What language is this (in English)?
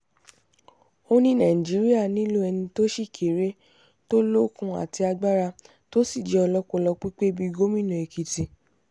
Yoruba